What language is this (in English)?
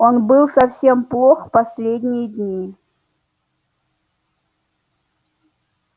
Russian